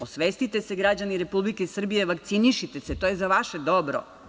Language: Serbian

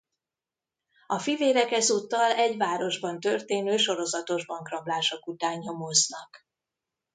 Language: Hungarian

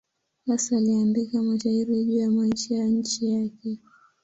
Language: Swahili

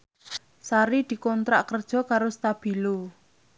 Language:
Javanese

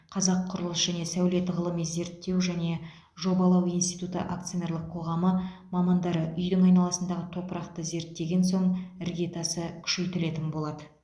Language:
Kazakh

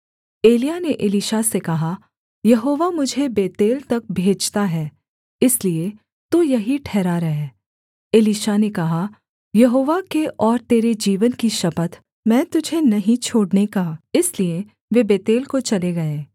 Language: Hindi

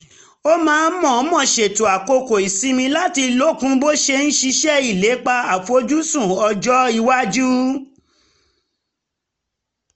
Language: Yoruba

